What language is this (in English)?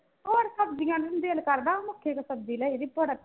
Punjabi